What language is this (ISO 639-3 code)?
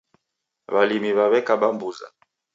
dav